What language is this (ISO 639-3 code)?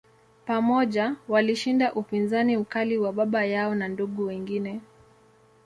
swa